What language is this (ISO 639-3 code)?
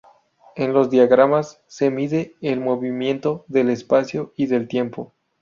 spa